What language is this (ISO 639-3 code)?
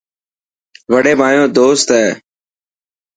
mki